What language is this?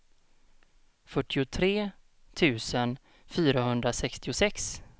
Swedish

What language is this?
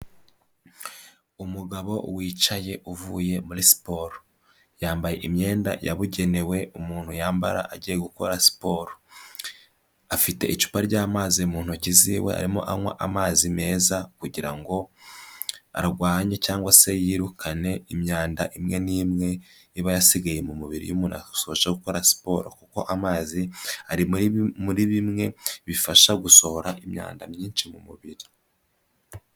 Kinyarwanda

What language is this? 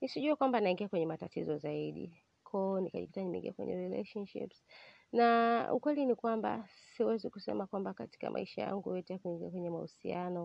Swahili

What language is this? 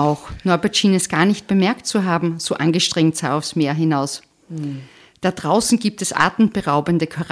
German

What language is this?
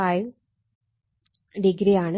Malayalam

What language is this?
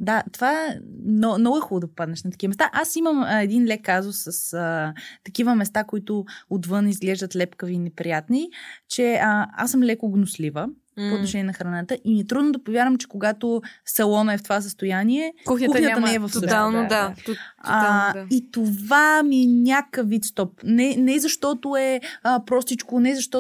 Bulgarian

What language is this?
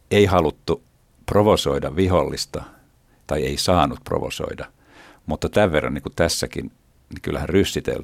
Finnish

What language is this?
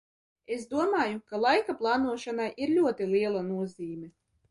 Latvian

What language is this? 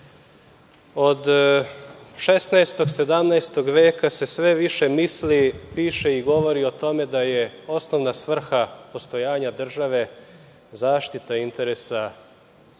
Serbian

